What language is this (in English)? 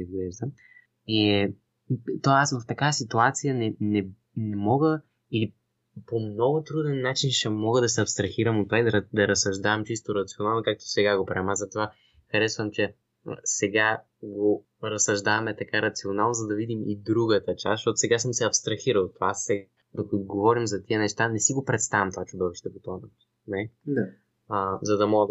Bulgarian